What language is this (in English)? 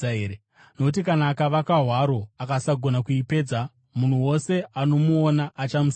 Shona